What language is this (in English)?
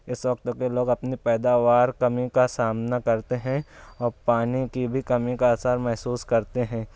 Urdu